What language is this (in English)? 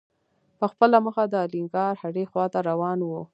Pashto